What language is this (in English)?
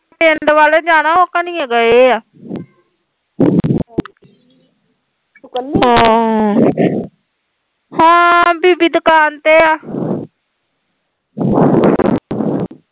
Punjabi